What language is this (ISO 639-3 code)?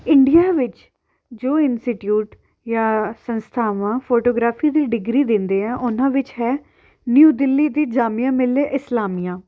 pan